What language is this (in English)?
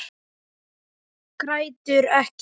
Icelandic